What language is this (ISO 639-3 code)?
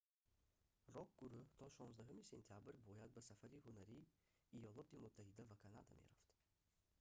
tgk